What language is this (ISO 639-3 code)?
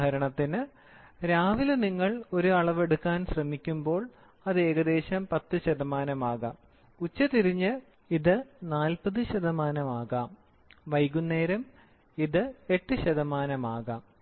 mal